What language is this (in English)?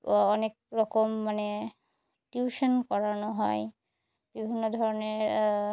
Bangla